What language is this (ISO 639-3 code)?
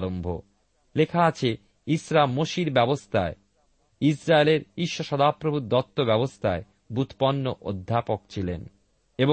ben